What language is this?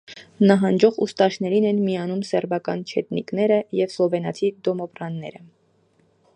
Armenian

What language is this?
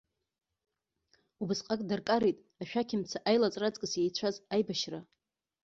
Abkhazian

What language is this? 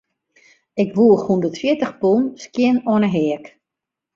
Western Frisian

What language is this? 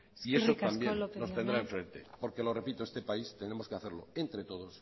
Spanish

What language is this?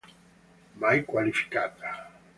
Italian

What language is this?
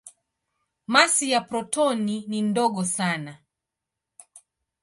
Swahili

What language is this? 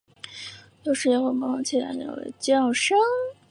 Chinese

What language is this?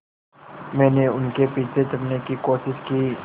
Hindi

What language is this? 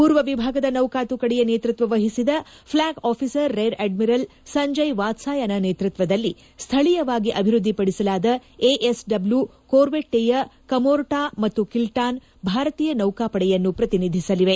Kannada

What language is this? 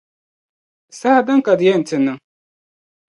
Dagbani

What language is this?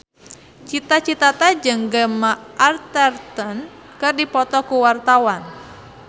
Sundanese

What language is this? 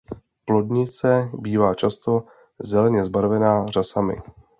Czech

